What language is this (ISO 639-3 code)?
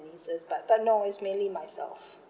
eng